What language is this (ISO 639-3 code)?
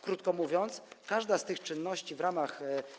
pol